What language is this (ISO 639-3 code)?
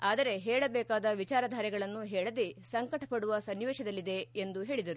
kan